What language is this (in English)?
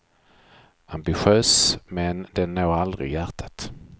Swedish